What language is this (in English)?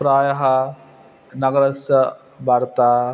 Sanskrit